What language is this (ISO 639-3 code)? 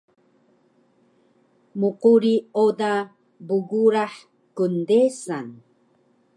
trv